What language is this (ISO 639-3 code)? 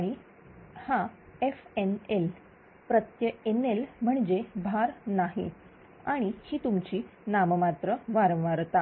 mar